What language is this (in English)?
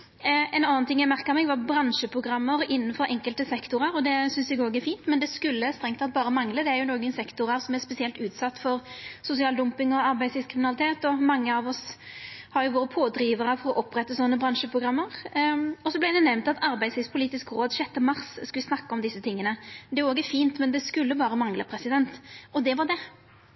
Norwegian Nynorsk